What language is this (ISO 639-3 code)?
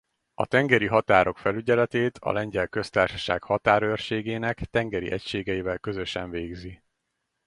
hun